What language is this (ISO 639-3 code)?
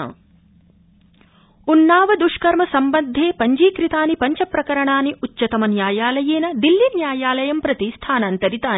san